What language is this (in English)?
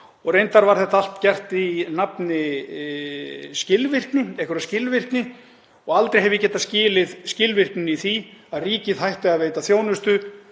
Icelandic